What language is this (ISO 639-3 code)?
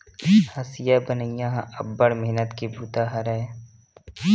hne